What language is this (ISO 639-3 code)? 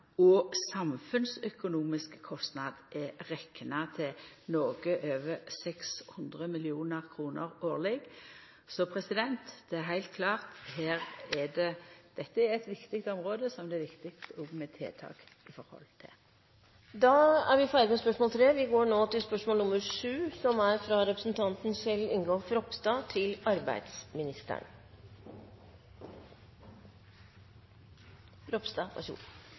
nor